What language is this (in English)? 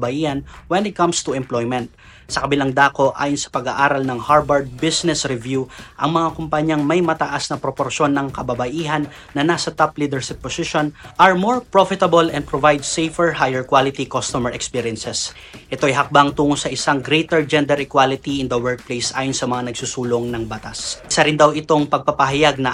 Filipino